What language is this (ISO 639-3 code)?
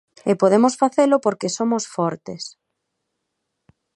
glg